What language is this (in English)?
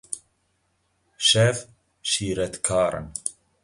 Kurdish